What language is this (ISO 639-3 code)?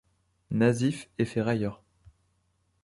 fra